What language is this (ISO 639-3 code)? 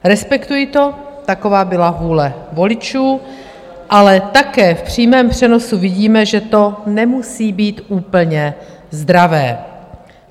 ces